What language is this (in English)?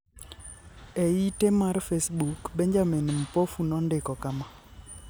Luo (Kenya and Tanzania)